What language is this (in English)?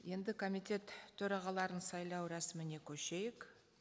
Kazakh